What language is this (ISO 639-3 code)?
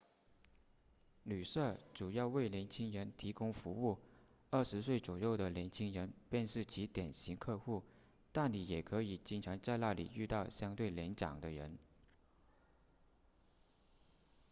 zho